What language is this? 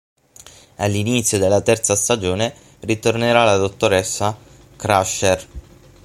Italian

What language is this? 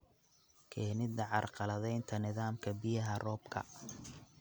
Somali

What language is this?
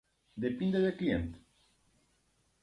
Romanian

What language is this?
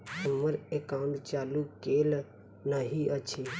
Maithili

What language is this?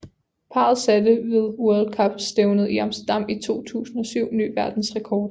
Danish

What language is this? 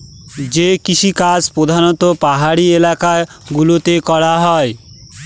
Bangla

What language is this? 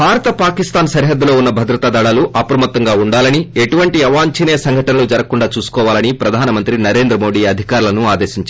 Telugu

